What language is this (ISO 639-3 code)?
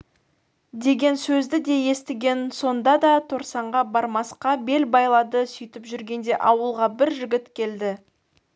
kaz